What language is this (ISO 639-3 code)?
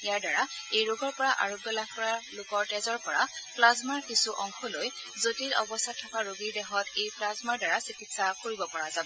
asm